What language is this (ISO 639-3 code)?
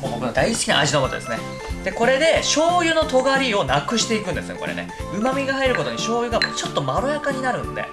jpn